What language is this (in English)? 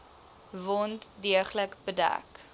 Afrikaans